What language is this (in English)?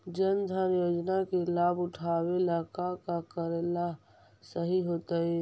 Magahi